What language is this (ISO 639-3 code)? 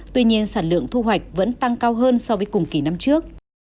vie